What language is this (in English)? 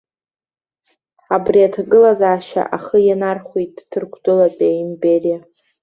Abkhazian